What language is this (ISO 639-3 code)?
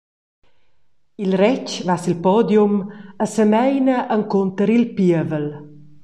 roh